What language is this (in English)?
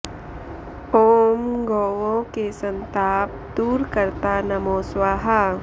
Sanskrit